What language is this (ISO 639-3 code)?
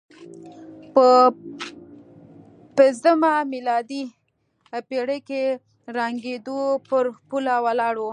pus